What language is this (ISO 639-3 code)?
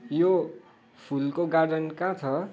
nep